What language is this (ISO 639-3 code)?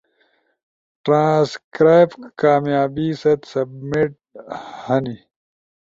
ush